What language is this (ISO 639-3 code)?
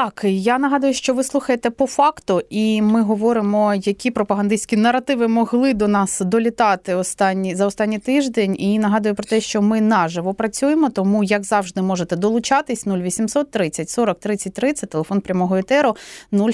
ukr